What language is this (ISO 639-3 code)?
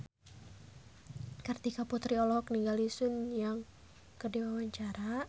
sun